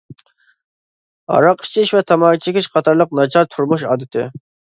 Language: Uyghur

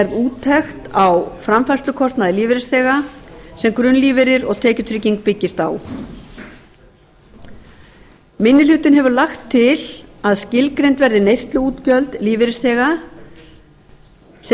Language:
Icelandic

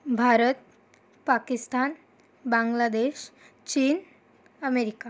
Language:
Marathi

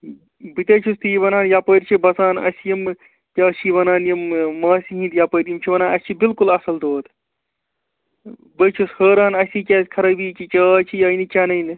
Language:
Kashmiri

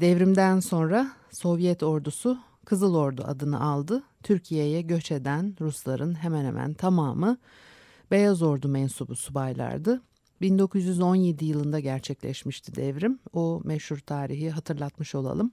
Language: Turkish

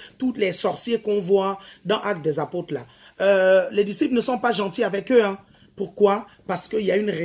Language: French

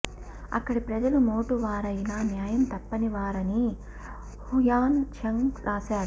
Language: Telugu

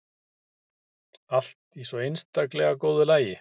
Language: Icelandic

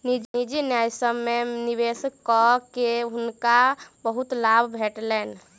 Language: Maithili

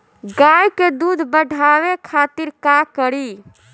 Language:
Bhojpuri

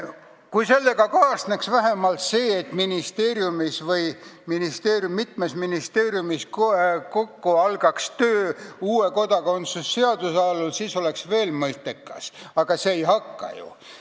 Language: Estonian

